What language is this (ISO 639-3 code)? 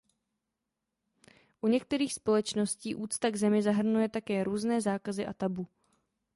ces